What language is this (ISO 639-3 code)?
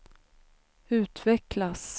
swe